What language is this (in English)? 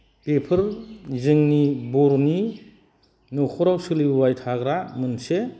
Bodo